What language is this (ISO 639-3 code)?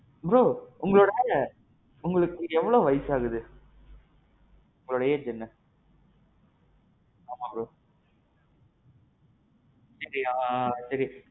tam